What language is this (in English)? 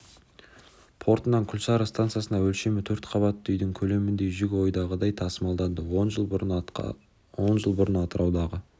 Kazakh